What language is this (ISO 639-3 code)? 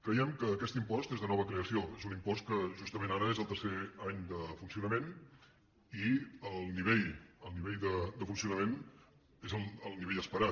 cat